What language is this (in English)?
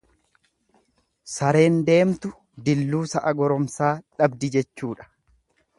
Oromo